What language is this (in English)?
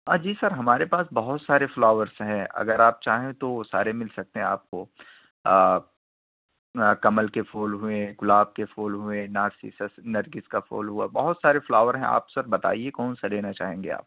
Urdu